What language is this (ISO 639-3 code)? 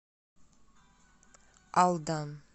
rus